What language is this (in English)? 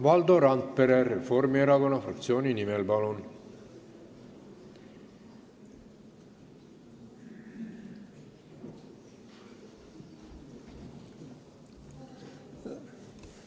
Estonian